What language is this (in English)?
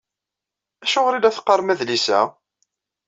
Kabyle